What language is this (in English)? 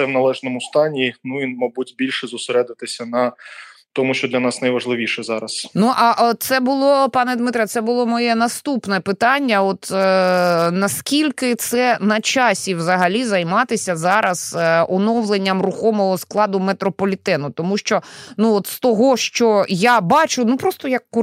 Ukrainian